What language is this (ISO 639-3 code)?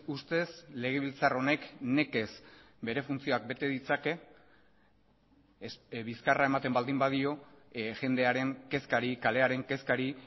eus